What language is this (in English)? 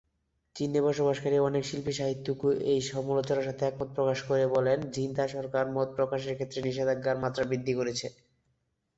Bangla